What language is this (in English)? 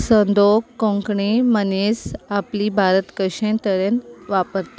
Konkani